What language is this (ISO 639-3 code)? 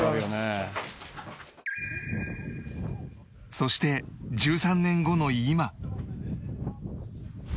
jpn